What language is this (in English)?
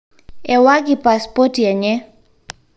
Masai